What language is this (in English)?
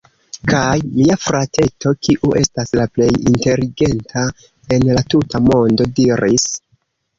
Esperanto